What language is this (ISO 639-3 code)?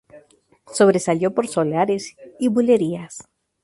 spa